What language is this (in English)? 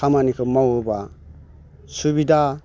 Bodo